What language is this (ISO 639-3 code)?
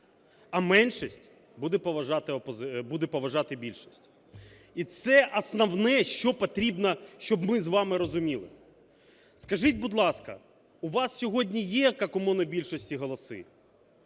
ukr